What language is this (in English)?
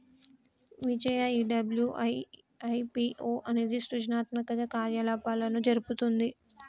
Telugu